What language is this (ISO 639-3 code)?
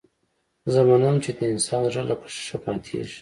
pus